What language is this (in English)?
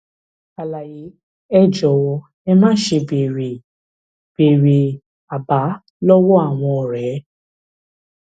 Yoruba